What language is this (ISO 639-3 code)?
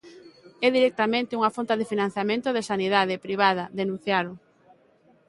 glg